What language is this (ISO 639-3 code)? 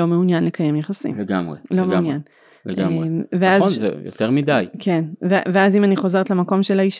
heb